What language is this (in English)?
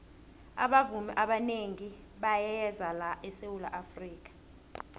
South Ndebele